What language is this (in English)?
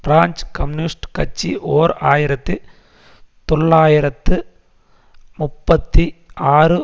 Tamil